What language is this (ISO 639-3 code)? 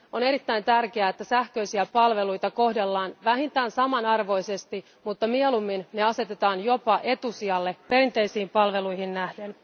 fin